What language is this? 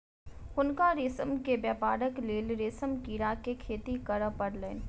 Maithili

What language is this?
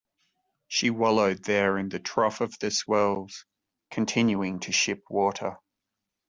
English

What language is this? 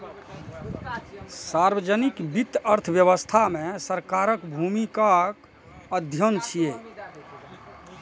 Maithili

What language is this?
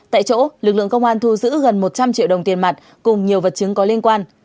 Vietnamese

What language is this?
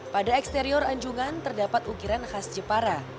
Indonesian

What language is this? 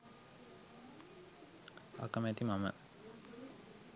Sinhala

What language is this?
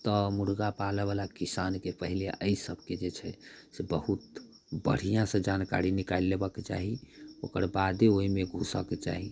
Maithili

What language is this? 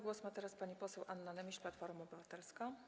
Polish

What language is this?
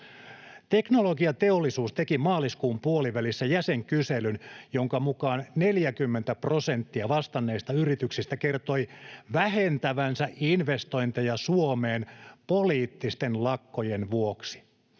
Finnish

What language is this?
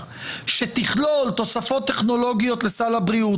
Hebrew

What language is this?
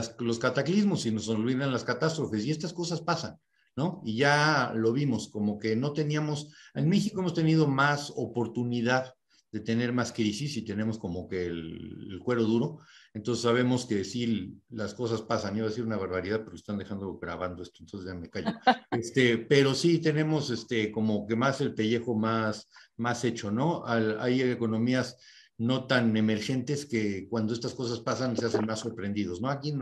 Spanish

